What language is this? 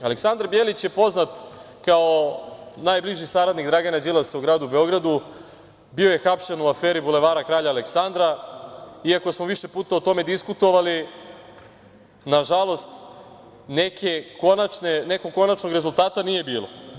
Serbian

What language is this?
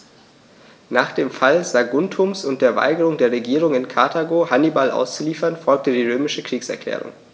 German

